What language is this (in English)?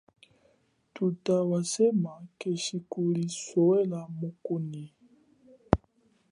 Chokwe